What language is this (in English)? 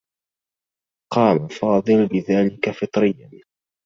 Arabic